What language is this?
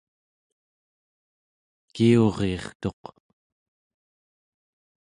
Central Yupik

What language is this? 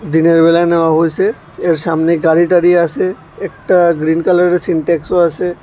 Bangla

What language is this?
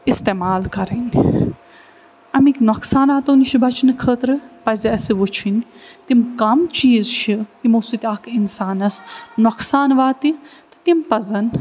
Kashmiri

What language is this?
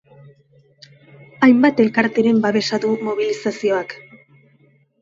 Basque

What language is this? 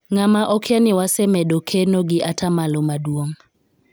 Luo (Kenya and Tanzania)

